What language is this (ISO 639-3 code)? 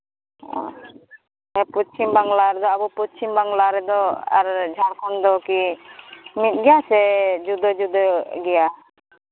sat